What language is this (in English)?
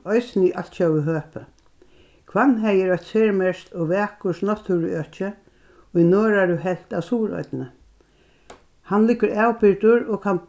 Faroese